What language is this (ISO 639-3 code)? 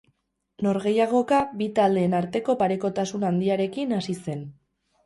eus